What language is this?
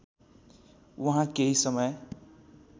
Nepali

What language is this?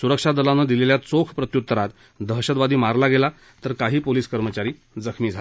Marathi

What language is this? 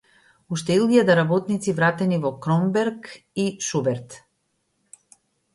Macedonian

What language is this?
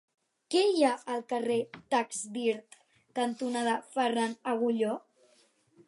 Catalan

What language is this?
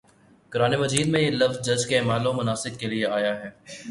Urdu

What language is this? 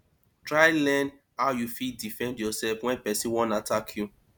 Nigerian Pidgin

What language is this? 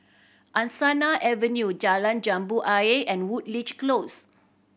English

